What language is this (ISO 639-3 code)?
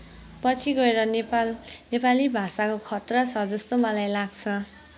nep